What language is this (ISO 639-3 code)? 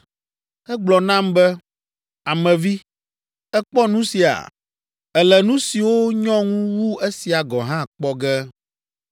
ewe